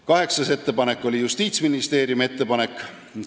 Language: Estonian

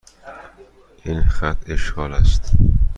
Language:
Persian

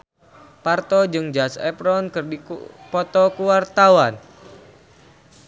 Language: Sundanese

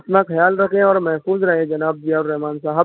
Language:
Urdu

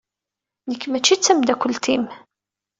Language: Kabyle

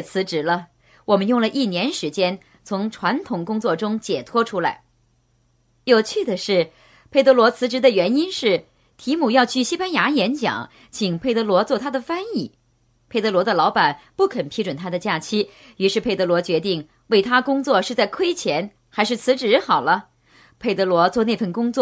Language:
Chinese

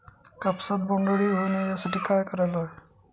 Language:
Marathi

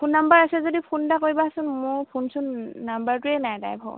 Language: Assamese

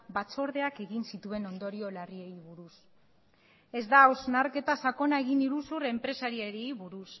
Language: Basque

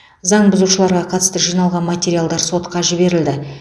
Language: Kazakh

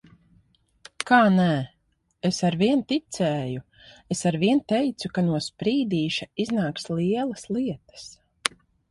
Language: Latvian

